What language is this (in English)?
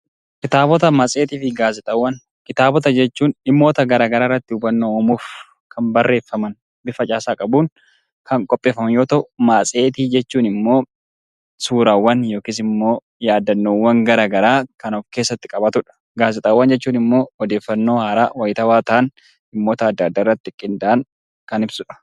Oromo